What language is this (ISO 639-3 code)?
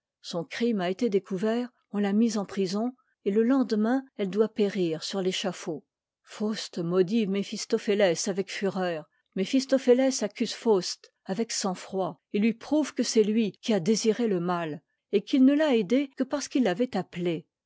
fra